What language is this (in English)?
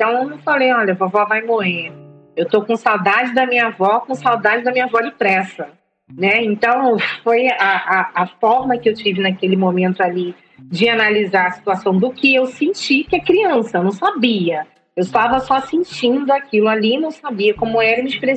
Portuguese